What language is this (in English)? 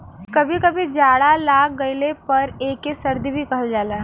Bhojpuri